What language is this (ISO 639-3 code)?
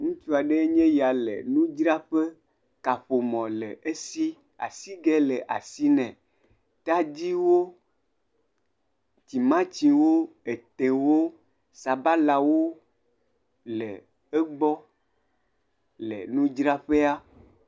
ewe